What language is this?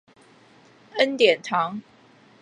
Chinese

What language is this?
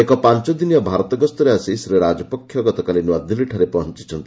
Odia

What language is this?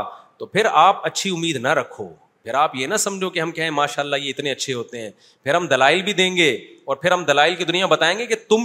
Urdu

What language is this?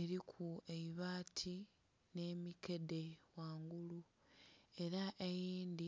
Soga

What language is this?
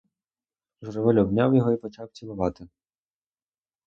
Ukrainian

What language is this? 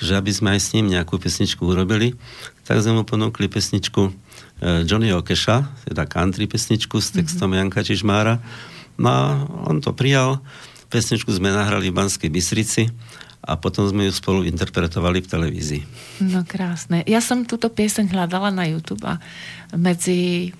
Slovak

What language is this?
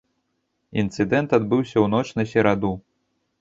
Belarusian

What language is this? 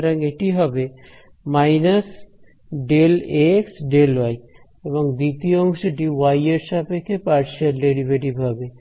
Bangla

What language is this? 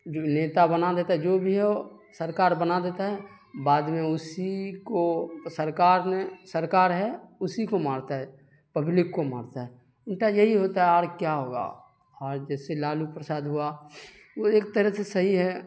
Urdu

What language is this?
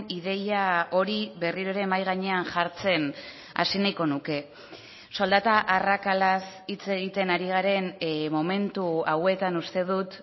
Basque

